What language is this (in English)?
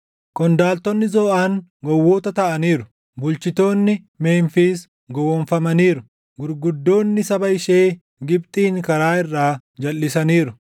Oromo